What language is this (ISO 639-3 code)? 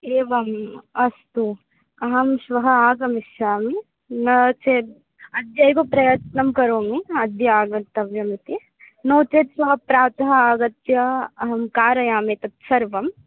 san